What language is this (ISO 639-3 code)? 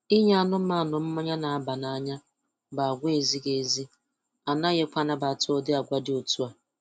ibo